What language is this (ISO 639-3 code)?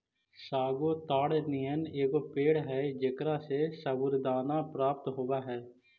mag